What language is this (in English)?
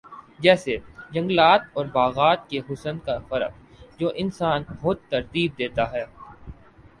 Urdu